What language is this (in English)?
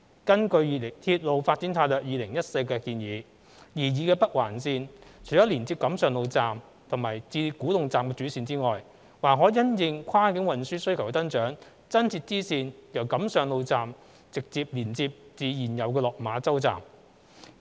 Cantonese